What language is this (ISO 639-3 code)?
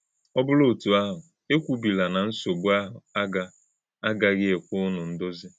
ibo